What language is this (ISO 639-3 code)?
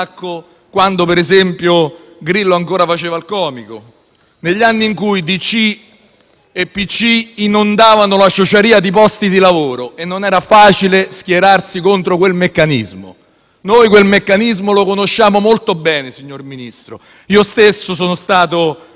ita